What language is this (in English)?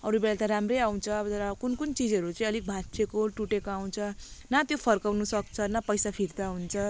Nepali